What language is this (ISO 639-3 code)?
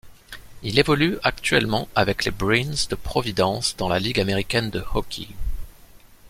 fra